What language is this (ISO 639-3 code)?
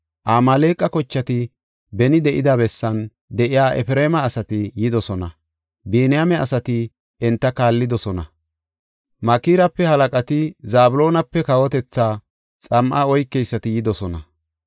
gof